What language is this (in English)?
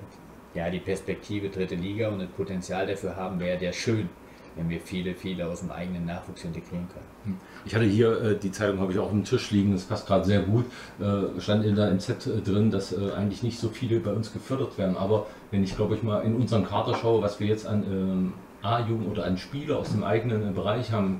German